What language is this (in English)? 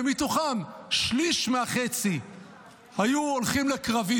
Hebrew